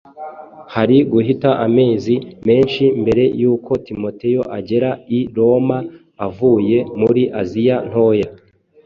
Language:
Kinyarwanda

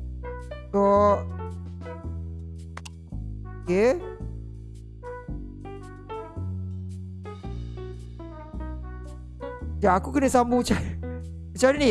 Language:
Malay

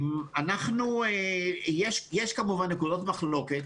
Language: Hebrew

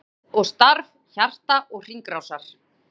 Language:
Icelandic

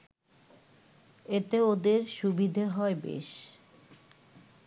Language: Bangla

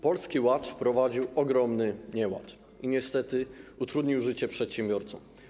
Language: Polish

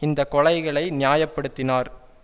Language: Tamil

